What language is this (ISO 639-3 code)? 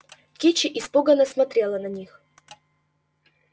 rus